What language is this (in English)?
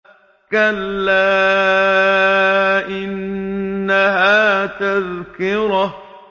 Arabic